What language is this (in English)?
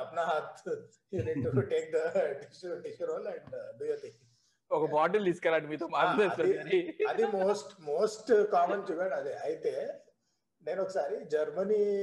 Telugu